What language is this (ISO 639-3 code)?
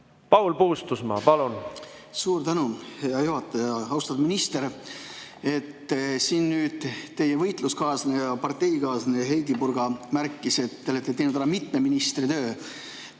est